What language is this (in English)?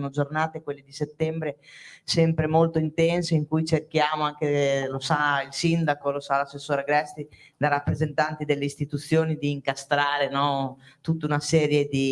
Italian